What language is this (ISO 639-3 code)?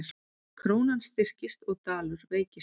isl